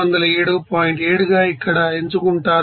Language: Telugu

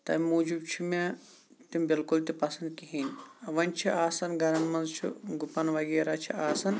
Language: Kashmiri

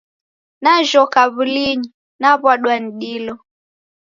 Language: Taita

